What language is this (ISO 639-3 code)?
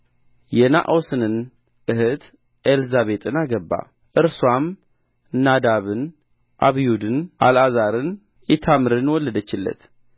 amh